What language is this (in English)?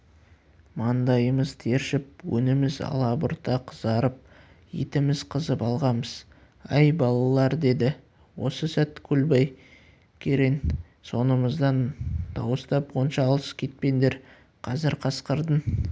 Kazakh